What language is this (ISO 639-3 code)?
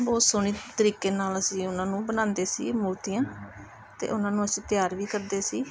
pan